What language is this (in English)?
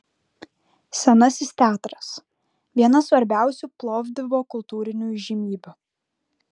Lithuanian